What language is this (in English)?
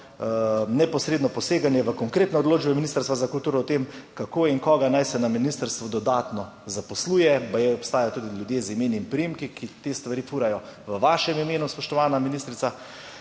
Slovenian